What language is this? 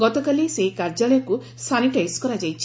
Odia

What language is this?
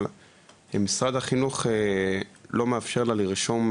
Hebrew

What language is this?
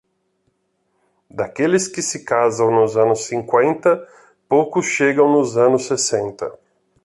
Portuguese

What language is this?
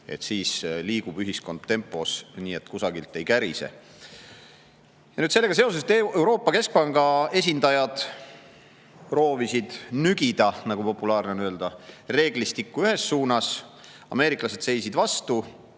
Estonian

